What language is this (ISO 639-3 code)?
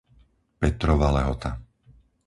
slk